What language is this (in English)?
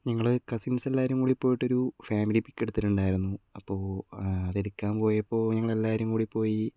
Malayalam